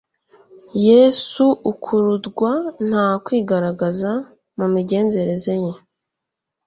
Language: Kinyarwanda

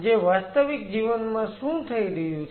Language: Gujarati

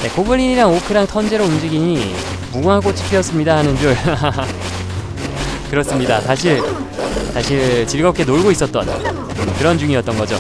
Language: Korean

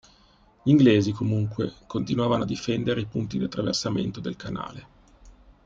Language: Italian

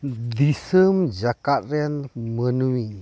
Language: Santali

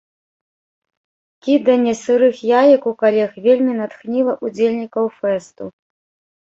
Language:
Belarusian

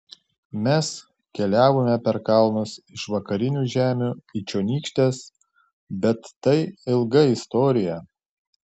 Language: Lithuanian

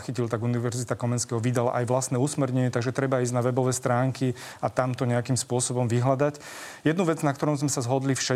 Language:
Slovak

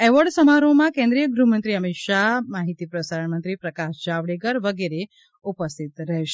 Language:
Gujarati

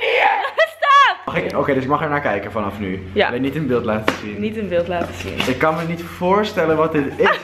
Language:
Dutch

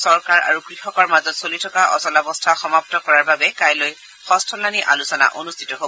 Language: Assamese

